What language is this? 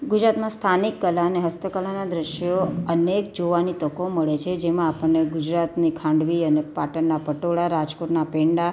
Gujarati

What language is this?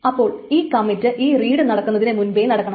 Malayalam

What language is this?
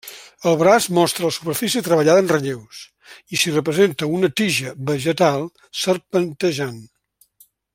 Catalan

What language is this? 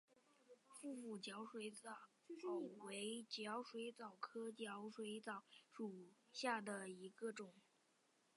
Chinese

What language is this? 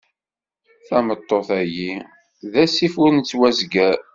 Kabyle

